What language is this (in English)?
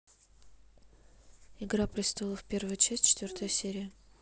Russian